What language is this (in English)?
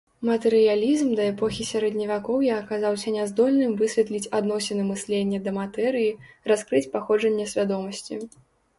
Belarusian